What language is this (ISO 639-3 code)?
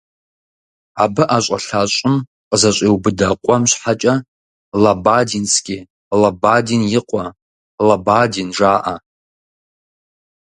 kbd